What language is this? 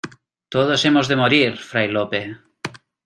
Spanish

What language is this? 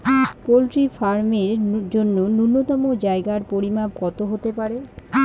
Bangla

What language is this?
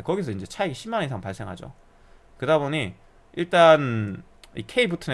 Korean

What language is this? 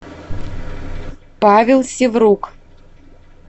Russian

